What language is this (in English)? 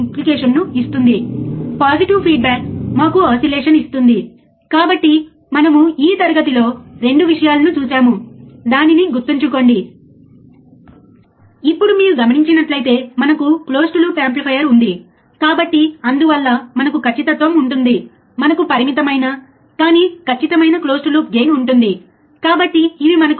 Telugu